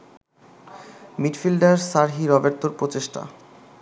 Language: Bangla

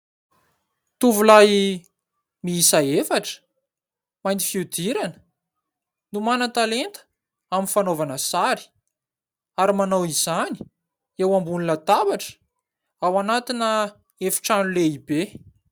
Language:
Malagasy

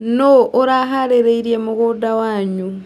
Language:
Kikuyu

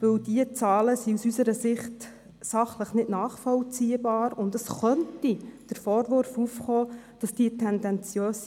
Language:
Swiss German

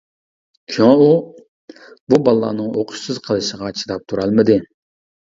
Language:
Uyghur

